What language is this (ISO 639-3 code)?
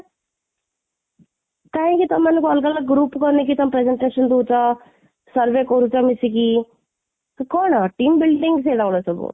ori